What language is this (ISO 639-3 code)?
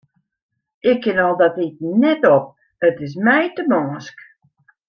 fry